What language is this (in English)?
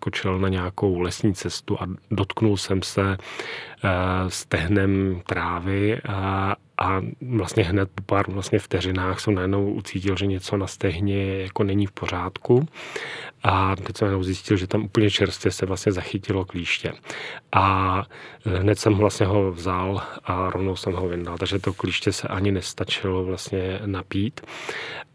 Czech